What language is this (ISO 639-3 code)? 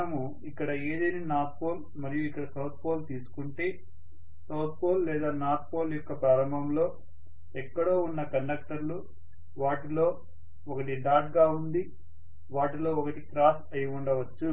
tel